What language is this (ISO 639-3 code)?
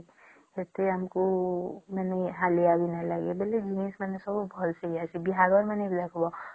ori